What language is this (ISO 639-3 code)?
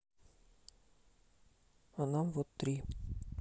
rus